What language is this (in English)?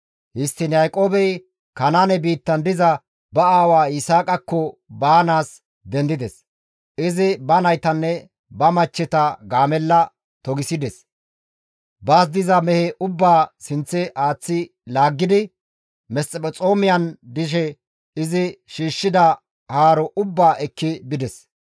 Gamo